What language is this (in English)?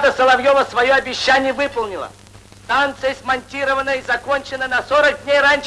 Russian